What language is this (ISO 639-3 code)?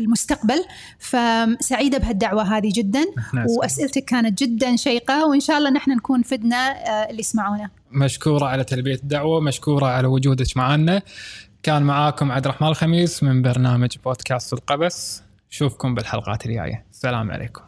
ara